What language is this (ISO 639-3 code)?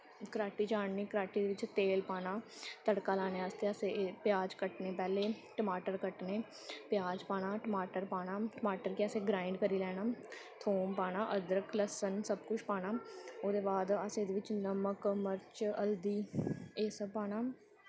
doi